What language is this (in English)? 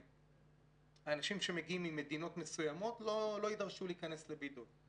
Hebrew